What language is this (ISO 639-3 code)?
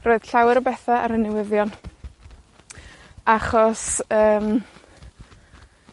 cym